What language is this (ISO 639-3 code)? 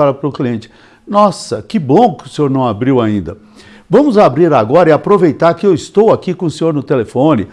por